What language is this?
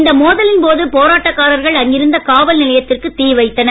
Tamil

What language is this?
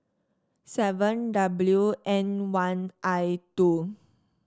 English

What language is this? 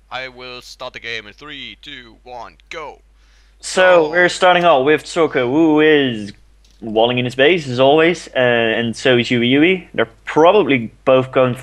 English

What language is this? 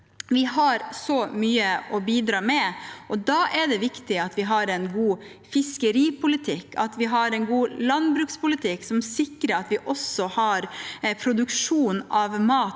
Norwegian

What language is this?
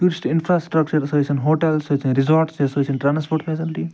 Kashmiri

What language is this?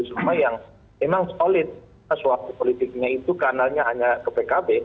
Indonesian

